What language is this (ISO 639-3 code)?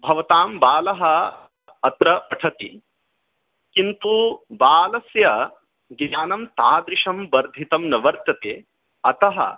san